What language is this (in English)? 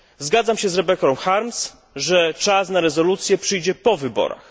Polish